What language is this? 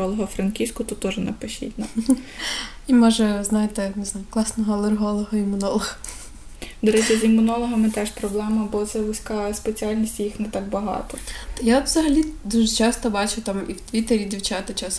Ukrainian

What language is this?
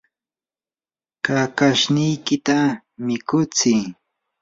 Yanahuanca Pasco Quechua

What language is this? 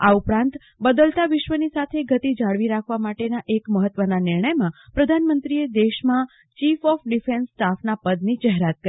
Gujarati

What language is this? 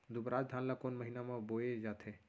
Chhattisgarhi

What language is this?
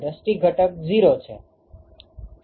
Gujarati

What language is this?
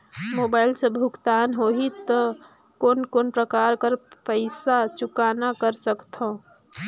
Chhattisgarhi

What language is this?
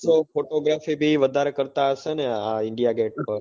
Gujarati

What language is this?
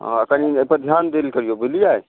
Maithili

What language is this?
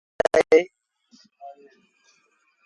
Sindhi Bhil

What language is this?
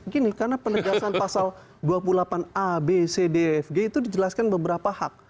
Indonesian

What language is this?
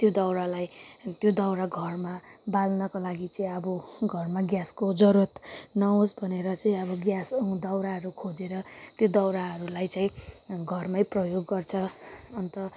Nepali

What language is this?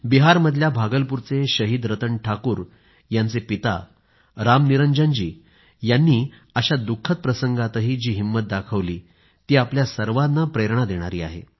Marathi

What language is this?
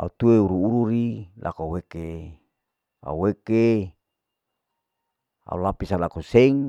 Larike-Wakasihu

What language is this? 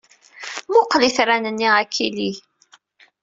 Kabyle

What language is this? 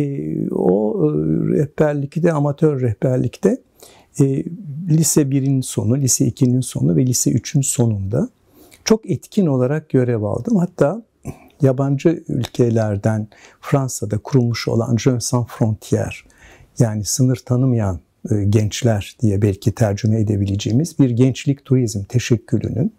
Turkish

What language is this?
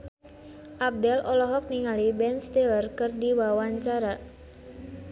Sundanese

